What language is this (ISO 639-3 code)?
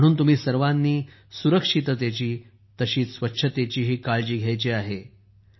mar